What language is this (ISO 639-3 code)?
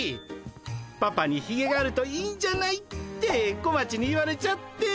jpn